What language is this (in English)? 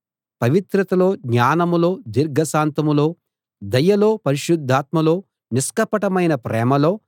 Telugu